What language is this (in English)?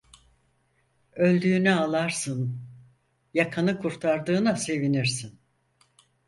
Turkish